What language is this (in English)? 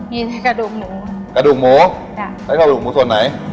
Thai